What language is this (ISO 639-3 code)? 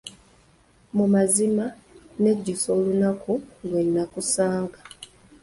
lug